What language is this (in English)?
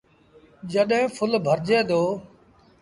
Sindhi Bhil